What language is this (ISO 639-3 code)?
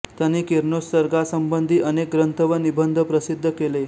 mar